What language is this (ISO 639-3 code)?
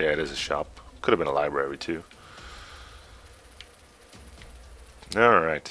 eng